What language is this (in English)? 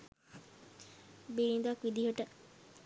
Sinhala